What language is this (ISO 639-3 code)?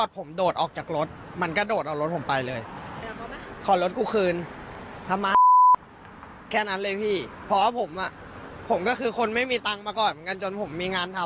tha